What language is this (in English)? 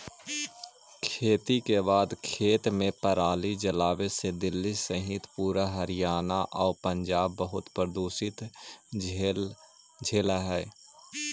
Magahi